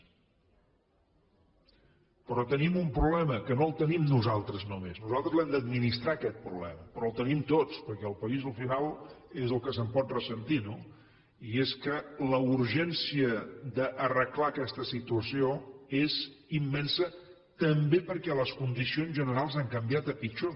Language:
Catalan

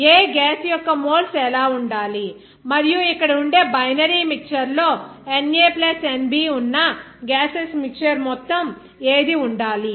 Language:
Telugu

